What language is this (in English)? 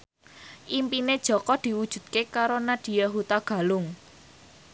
Javanese